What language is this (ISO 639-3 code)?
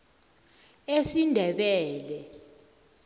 nbl